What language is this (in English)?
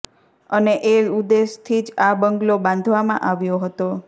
Gujarati